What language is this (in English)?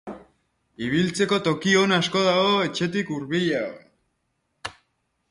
Basque